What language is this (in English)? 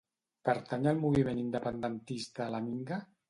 Catalan